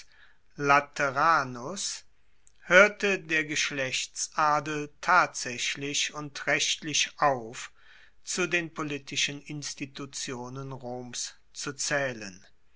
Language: German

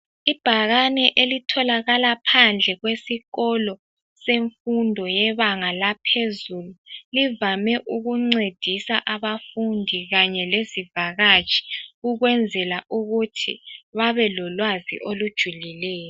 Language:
North Ndebele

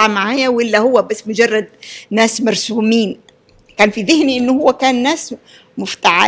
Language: Arabic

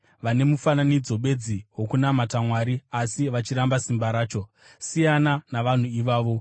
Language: Shona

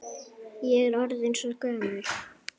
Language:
Icelandic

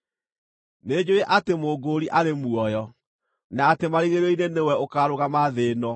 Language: Kikuyu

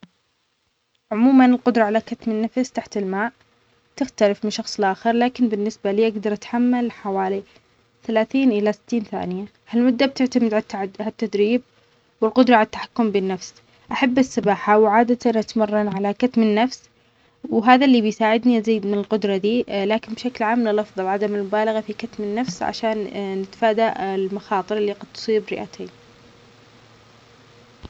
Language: Omani Arabic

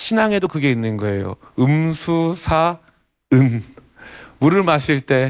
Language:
Korean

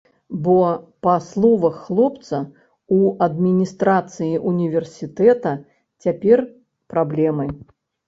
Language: Belarusian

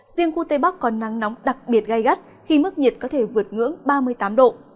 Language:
Vietnamese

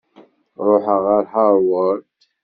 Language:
Kabyle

